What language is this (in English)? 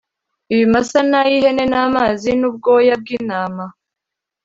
Kinyarwanda